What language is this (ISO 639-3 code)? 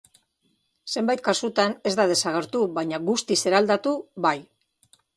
eus